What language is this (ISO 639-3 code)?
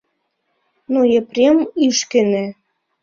chm